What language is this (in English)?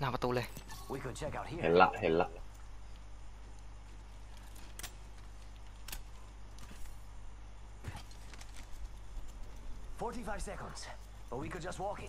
Thai